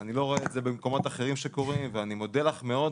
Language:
Hebrew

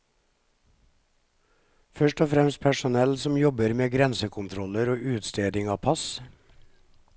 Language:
Norwegian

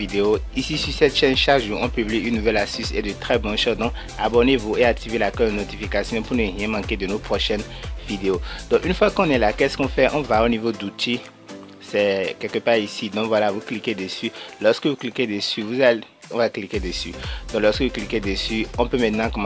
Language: French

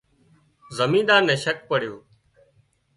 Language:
Wadiyara Koli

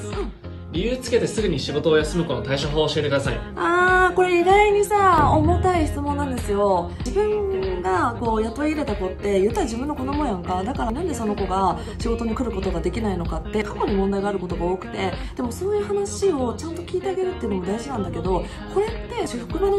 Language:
Japanese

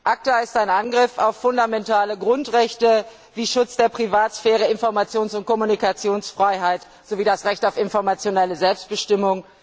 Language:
German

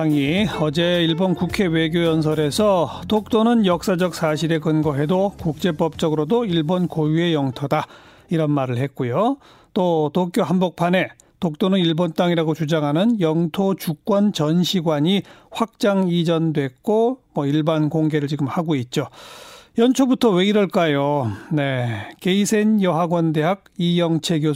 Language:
Korean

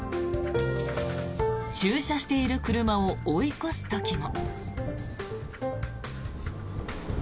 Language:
Japanese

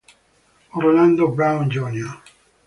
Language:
Italian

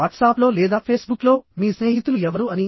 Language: Telugu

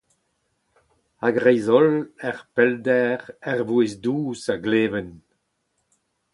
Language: Breton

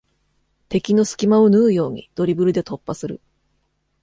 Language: Japanese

